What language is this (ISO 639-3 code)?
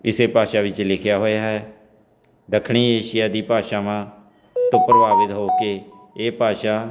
pan